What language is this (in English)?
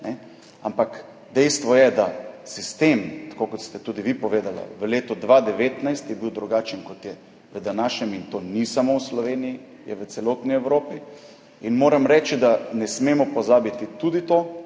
Slovenian